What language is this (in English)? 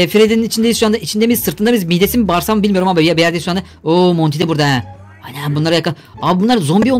Turkish